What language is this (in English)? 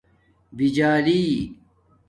Domaaki